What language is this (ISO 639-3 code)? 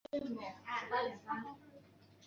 zho